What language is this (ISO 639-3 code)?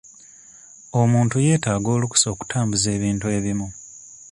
lug